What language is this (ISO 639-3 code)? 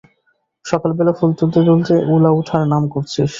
ben